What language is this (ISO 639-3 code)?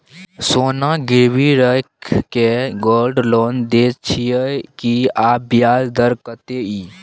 mai